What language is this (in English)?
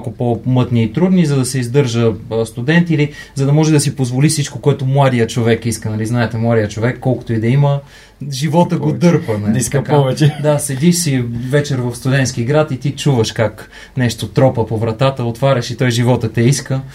Bulgarian